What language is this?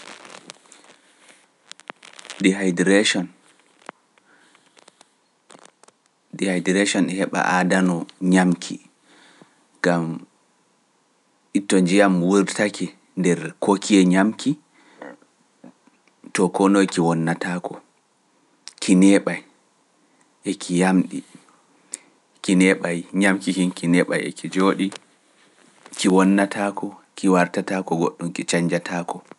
Pular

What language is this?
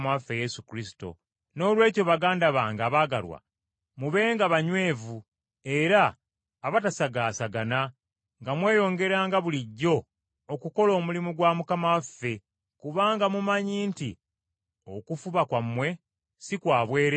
Ganda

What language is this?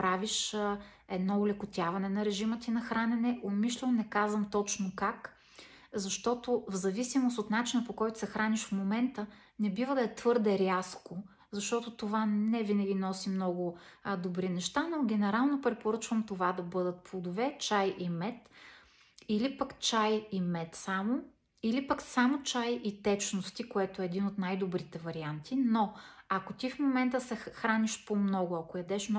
Bulgarian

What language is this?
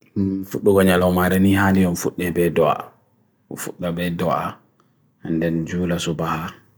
Bagirmi Fulfulde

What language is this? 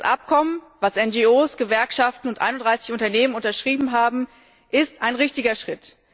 German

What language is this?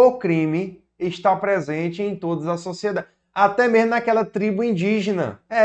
Portuguese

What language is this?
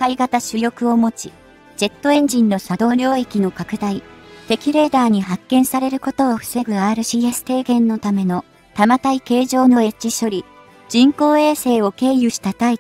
Japanese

